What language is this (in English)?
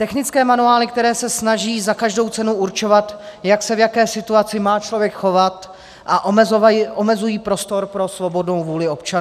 Czech